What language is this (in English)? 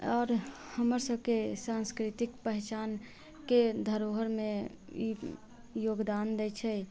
Maithili